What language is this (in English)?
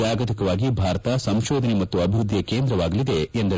Kannada